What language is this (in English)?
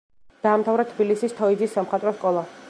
Georgian